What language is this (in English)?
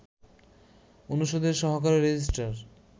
Bangla